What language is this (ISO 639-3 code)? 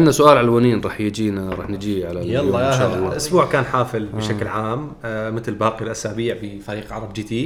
ara